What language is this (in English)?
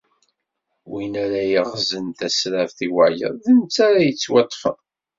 Kabyle